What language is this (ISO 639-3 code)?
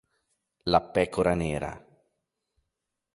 ita